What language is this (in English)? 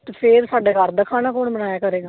Punjabi